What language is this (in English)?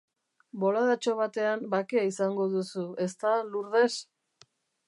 Basque